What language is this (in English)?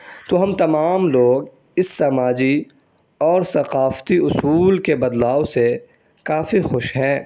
Urdu